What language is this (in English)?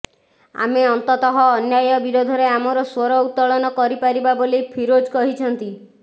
Odia